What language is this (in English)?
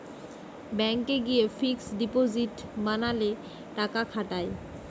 Bangla